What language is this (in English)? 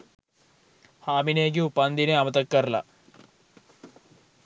Sinhala